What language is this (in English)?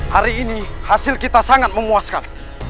Indonesian